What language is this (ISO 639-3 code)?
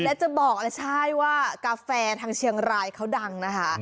tha